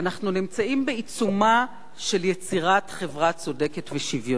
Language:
Hebrew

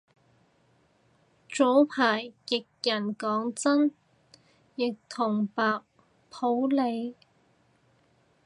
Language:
Cantonese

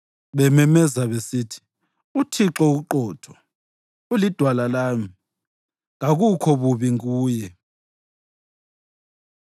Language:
North Ndebele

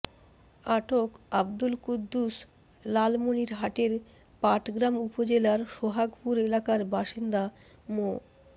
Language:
Bangla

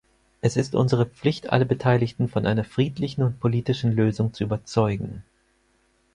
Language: German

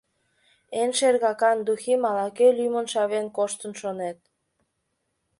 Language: Mari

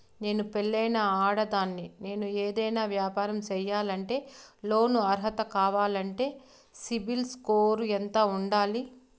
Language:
Telugu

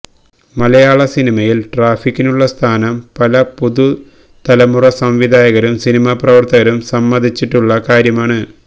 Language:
Malayalam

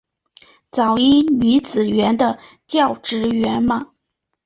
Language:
Chinese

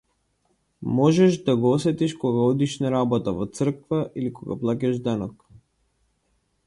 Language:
Macedonian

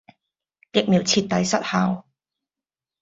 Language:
Cantonese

